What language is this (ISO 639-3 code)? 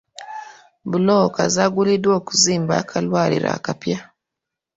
lug